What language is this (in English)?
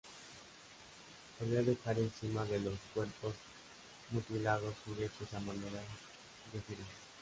Spanish